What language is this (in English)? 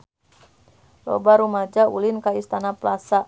Sundanese